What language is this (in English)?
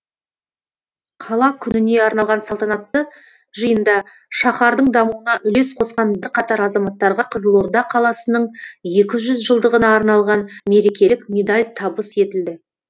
Kazakh